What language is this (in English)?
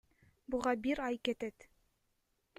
Kyrgyz